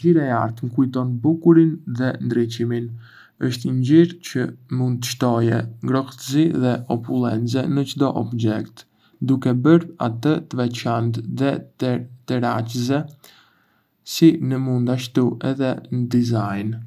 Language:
Arbëreshë Albanian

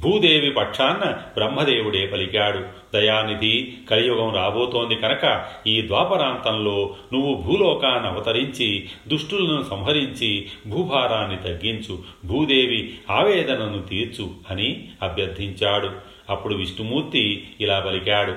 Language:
Telugu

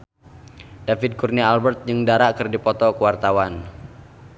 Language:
Sundanese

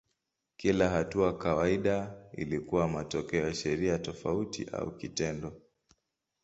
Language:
Swahili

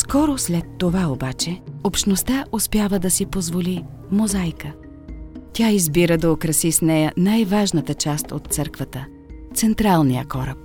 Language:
Bulgarian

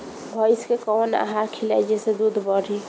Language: Bhojpuri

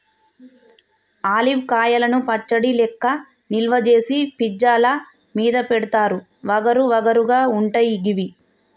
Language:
Telugu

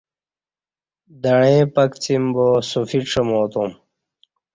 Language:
Kati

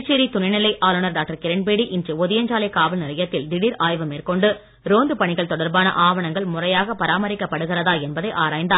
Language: Tamil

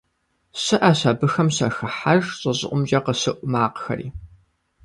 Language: Kabardian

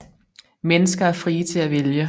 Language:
Danish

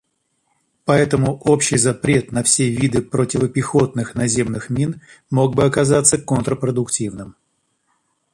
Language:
Russian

